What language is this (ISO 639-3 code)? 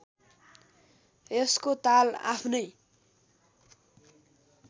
nep